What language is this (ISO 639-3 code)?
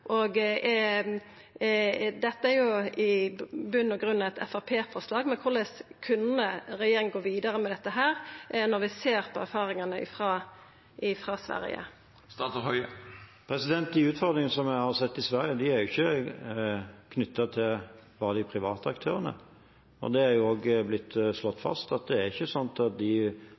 nor